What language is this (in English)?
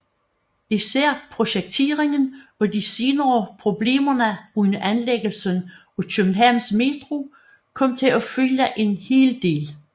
Danish